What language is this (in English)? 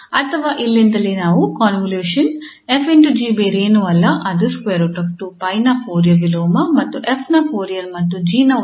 Kannada